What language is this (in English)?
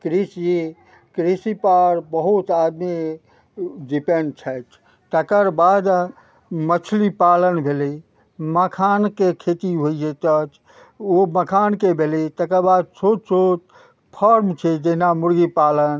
Maithili